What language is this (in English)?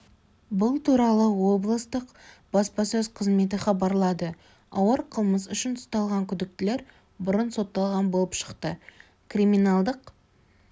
Kazakh